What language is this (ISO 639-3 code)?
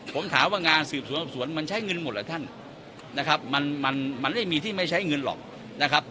tha